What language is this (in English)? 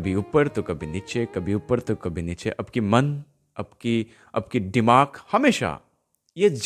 Hindi